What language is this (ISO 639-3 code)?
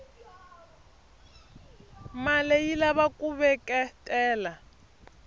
tso